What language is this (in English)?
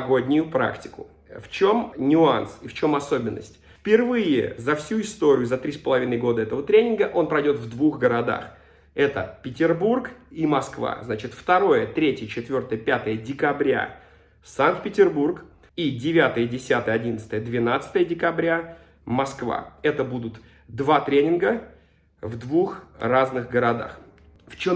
Russian